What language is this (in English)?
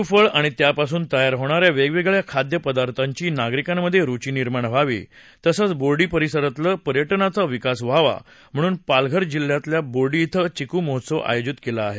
Marathi